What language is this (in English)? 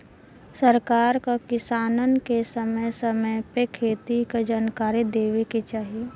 Bhojpuri